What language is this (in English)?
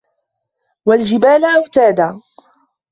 Arabic